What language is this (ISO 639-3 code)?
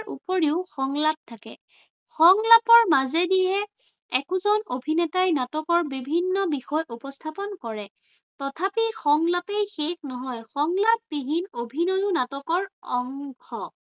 asm